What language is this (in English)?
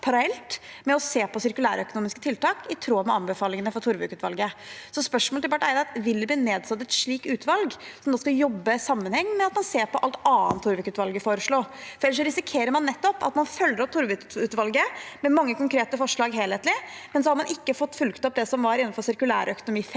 Norwegian